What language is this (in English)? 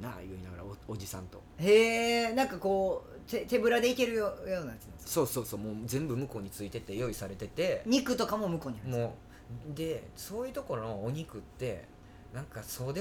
Japanese